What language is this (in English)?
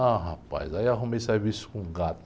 Portuguese